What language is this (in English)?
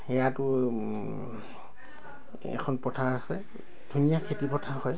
Assamese